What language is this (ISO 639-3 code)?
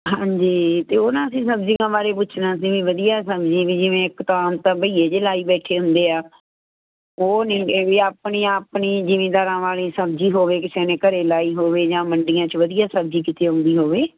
pan